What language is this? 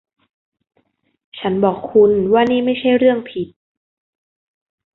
Thai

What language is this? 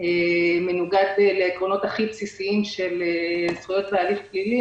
Hebrew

